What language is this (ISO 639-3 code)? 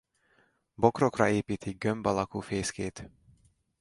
hun